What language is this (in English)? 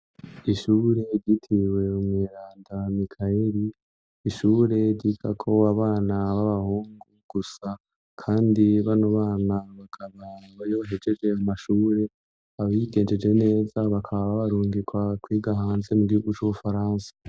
Rundi